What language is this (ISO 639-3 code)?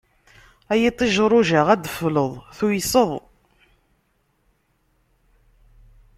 kab